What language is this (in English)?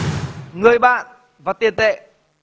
Vietnamese